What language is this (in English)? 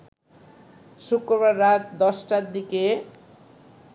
Bangla